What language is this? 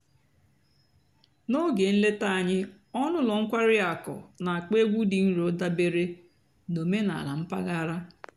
Igbo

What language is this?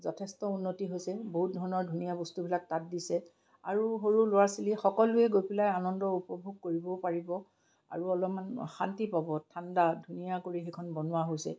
Assamese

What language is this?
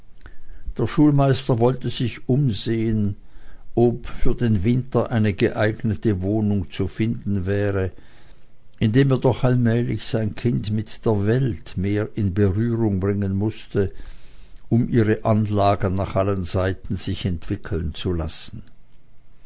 German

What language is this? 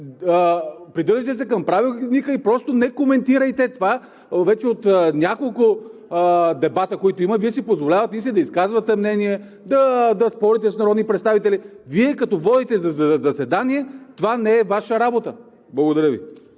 Bulgarian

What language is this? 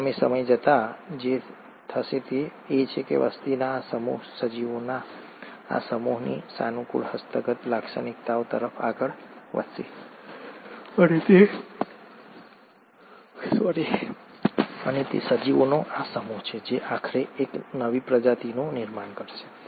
Gujarati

